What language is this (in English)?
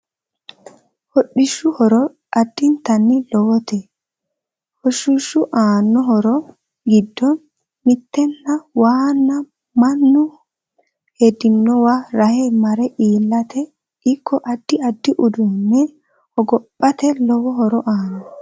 Sidamo